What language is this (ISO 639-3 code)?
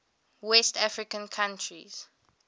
eng